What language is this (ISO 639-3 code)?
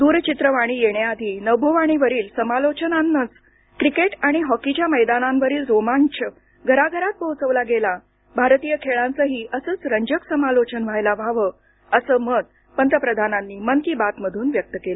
mar